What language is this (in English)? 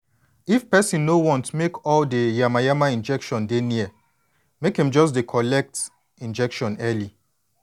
Nigerian Pidgin